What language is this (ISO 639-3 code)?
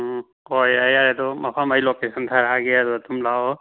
mni